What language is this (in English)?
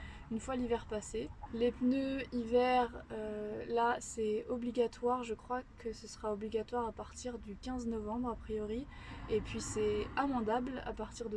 French